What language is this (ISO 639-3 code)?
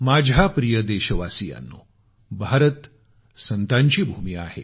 mar